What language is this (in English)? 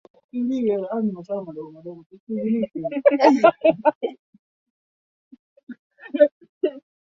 Swahili